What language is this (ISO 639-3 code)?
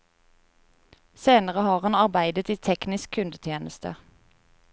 nor